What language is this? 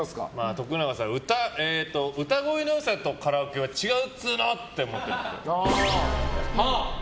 Japanese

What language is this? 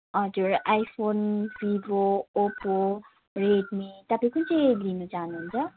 Nepali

